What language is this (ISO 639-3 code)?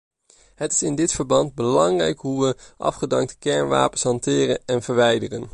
nld